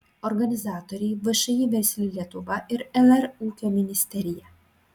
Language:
Lithuanian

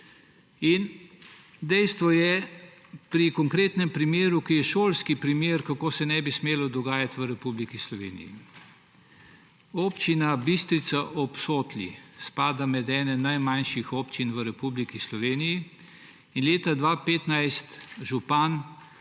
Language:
Slovenian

